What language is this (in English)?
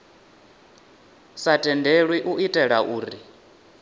Venda